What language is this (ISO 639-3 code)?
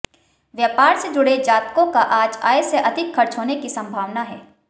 hin